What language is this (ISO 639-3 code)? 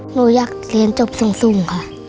tha